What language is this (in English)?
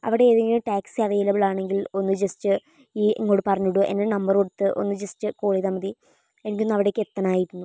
Malayalam